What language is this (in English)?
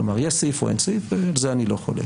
Hebrew